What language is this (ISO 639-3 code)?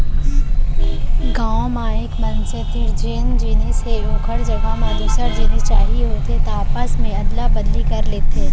hne